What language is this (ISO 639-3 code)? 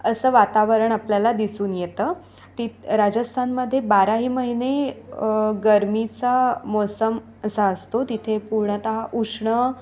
mar